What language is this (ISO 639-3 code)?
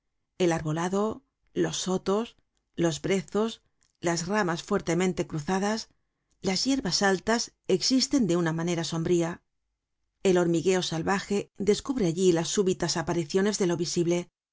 spa